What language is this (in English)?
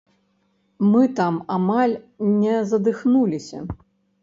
Belarusian